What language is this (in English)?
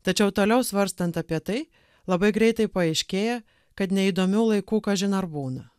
Lithuanian